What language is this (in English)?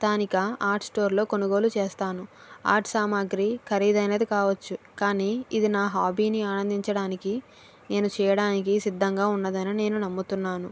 Telugu